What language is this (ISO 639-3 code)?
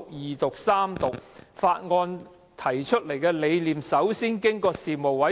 yue